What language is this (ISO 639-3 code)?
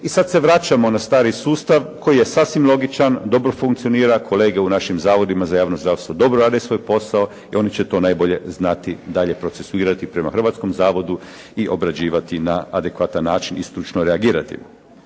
hrv